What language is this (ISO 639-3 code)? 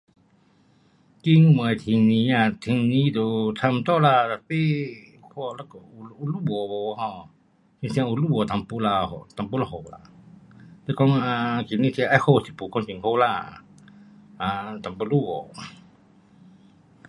cpx